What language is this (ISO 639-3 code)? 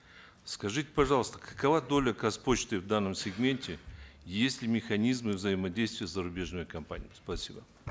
kaz